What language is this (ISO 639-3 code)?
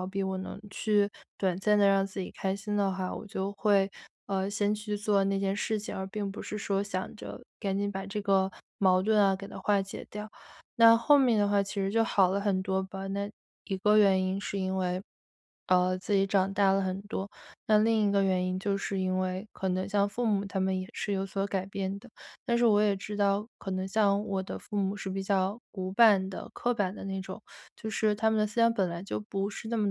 zho